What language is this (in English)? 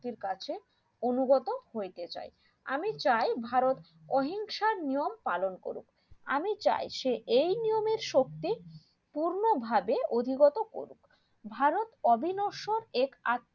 Bangla